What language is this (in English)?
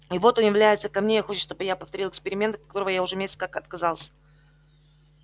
Russian